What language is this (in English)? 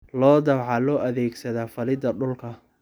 Somali